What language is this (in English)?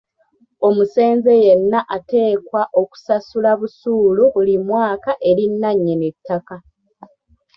Ganda